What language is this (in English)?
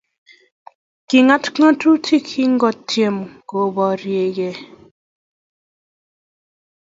Kalenjin